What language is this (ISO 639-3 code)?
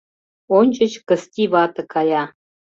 chm